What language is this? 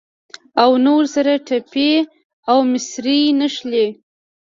Pashto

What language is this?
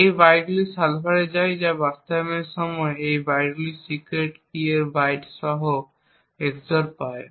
Bangla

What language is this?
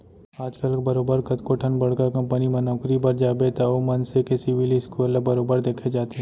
Chhattisgarhi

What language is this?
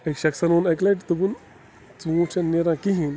Kashmiri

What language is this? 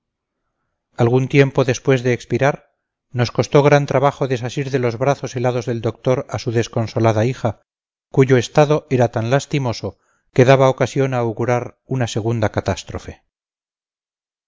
Spanish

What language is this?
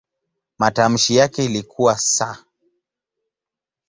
Swahili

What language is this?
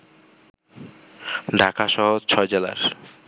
Bangla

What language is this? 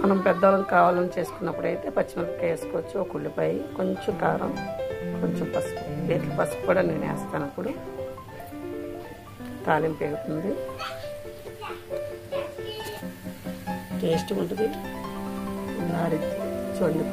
Romanian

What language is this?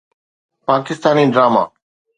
Sindhi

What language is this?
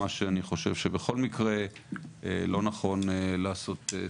Hebrew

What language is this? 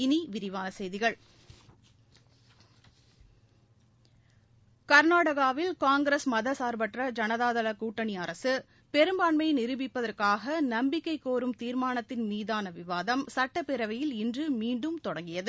Tamil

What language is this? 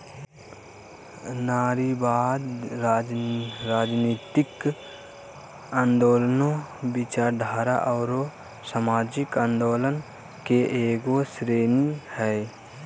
Magahi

